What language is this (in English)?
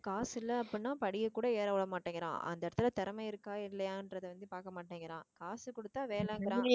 Tamil